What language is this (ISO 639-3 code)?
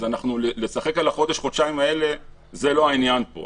heb